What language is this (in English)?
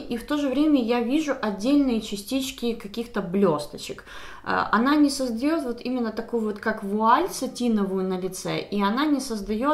Russian